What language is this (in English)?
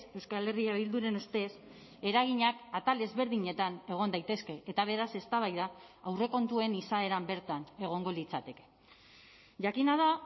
Basque